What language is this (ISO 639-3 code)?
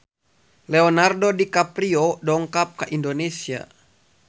sun